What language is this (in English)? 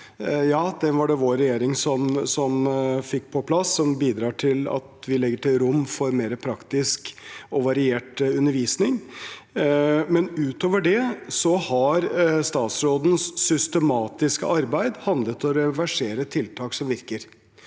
Norwegian